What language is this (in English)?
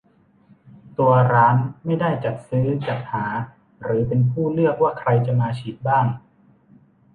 Thai